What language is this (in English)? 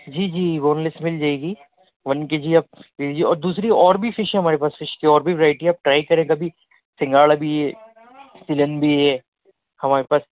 Urdu